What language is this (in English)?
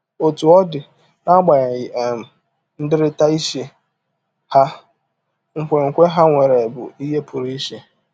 Igbo